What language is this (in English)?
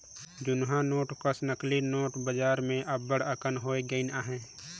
Chhattisgarhi